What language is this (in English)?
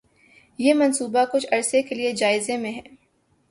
Urdu